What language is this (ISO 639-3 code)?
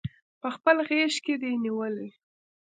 pus